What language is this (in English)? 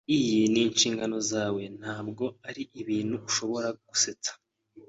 Kinyarwanda